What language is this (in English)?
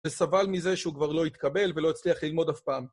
Hebrew